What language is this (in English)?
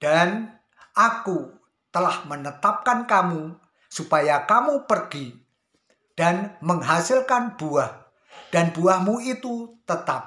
Indonesian